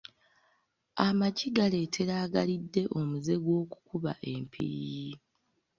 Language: Ganda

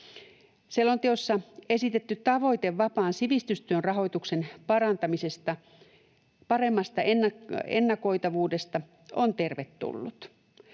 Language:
Finnish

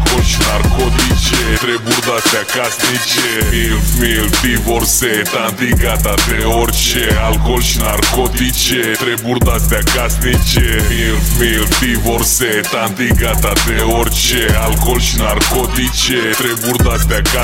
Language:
Romanian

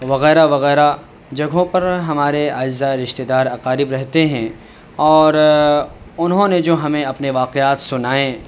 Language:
Urdu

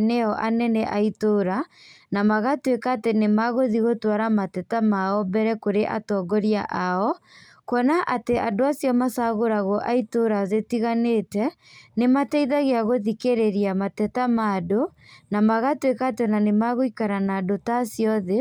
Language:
Kikuyu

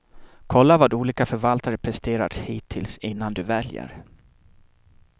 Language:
Swedish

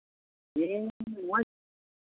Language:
Santali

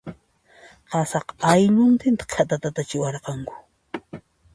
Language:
Puno Quechua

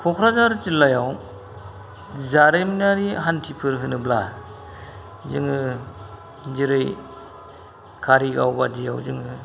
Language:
Bodo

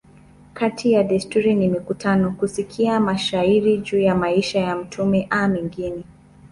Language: Swahili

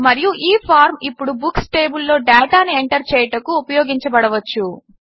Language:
Telugu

